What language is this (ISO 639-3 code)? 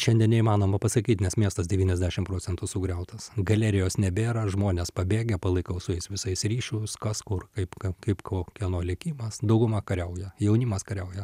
lit